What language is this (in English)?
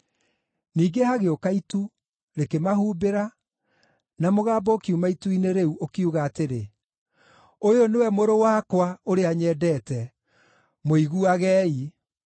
Kikuyu